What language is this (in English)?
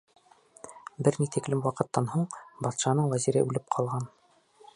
Bashkir